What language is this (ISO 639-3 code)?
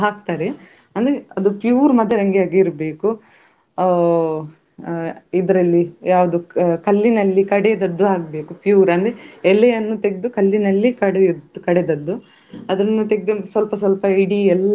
kan